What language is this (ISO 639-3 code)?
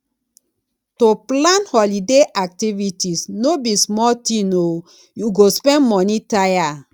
pcm